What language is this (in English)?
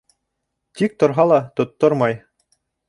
Bashkir